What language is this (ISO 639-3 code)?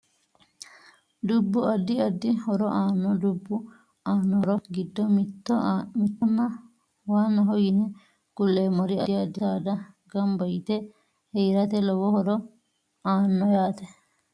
sid